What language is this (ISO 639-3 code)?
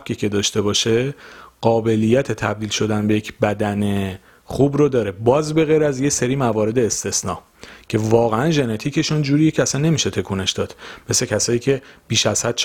fas